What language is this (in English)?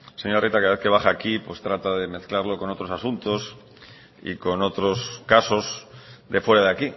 Spanish